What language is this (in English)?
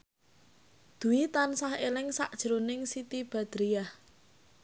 Javanese